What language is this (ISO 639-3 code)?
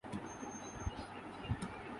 urd